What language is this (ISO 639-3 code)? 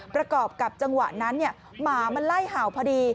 tha